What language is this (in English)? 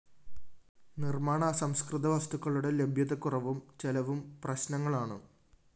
Malayalam